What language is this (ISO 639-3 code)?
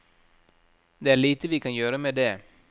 nor